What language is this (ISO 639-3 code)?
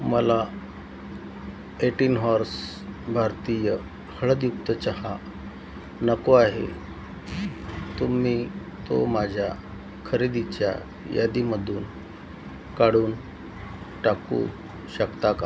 mar